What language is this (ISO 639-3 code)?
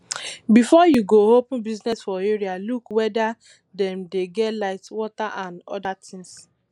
pcm